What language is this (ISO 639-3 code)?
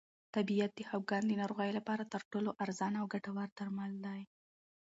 pus